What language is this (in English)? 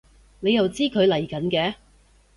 Cantonese